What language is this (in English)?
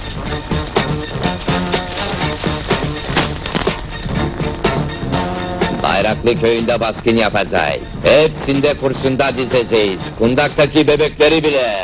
Turkish